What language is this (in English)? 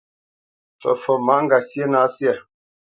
Bamenyam